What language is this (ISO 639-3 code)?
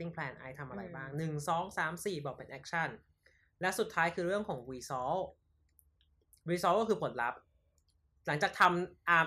tha